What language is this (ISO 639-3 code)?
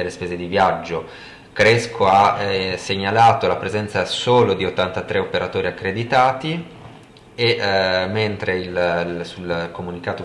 ita